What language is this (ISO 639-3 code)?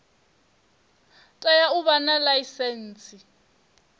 ven